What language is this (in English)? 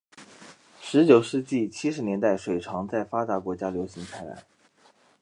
Chinese